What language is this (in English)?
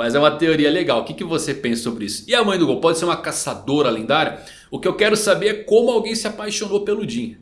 Portuguese